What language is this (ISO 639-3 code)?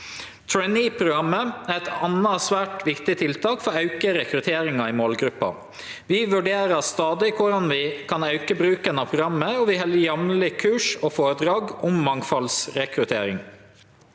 nor